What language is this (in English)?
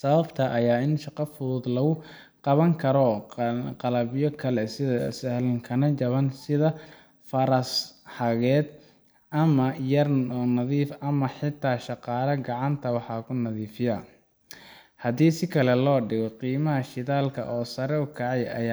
Somali